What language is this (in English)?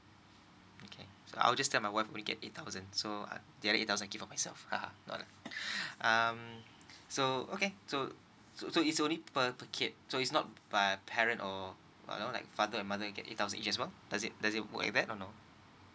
English